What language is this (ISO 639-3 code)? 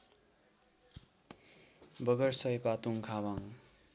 nep